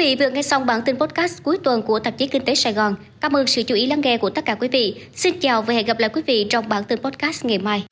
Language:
Vietnamese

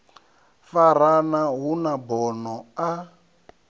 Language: Venda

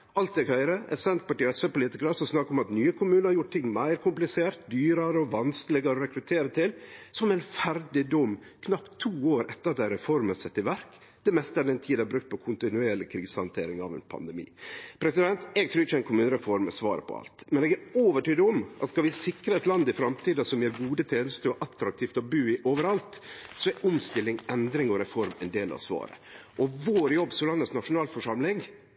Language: Norwegian Nynorsk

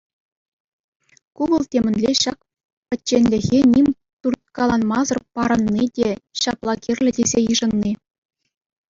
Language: Chuvash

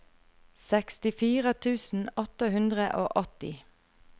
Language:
Norwegian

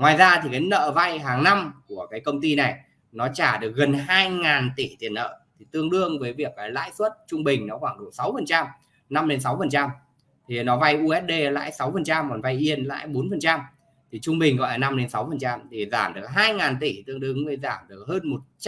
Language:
Vietnamese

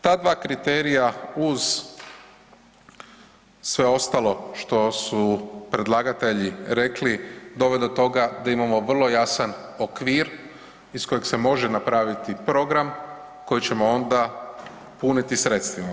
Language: Croatian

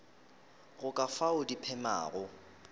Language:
Northern Sotho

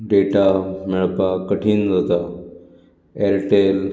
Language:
Konkani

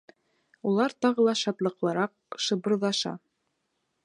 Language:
Bashkir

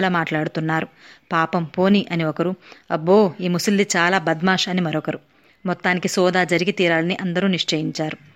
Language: Telugu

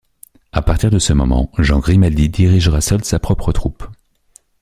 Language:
French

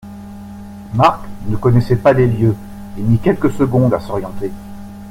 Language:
French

